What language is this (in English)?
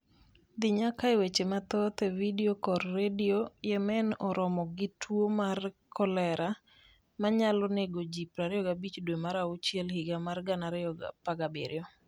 Luo (Kenya and Tanzania)